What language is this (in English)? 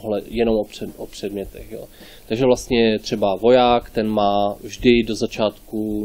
Czech